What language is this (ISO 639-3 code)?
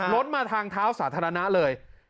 tha